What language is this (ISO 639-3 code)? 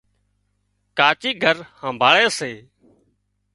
kxp